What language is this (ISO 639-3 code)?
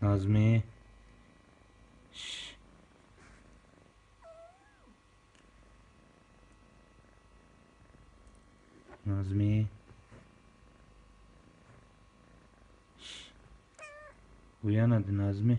tur